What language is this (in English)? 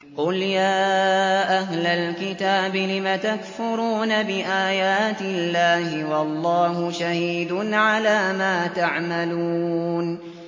Arabic